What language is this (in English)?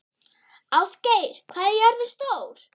Icelandic